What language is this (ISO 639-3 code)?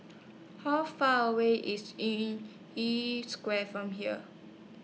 eng